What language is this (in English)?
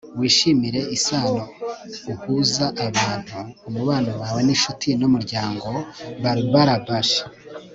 Kinyarwanda